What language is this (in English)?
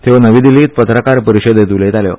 Konkani